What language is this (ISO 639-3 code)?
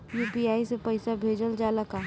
bho